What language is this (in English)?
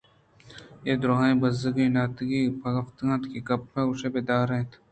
Eastern Balochi